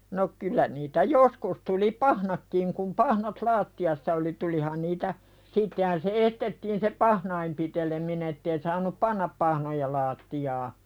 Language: Finnish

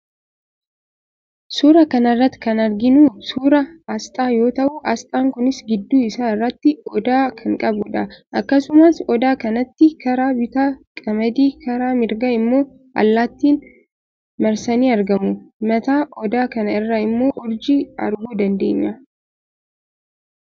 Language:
Oromo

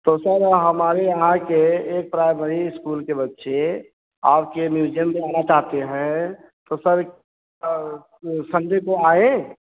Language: Hindi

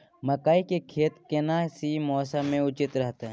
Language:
Maithili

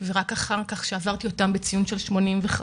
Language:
Hebrew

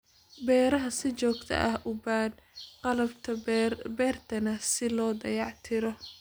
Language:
Somali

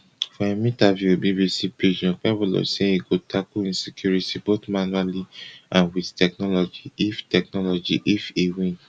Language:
Nigerian Pidgin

